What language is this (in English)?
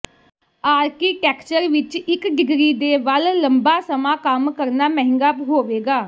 Punjabi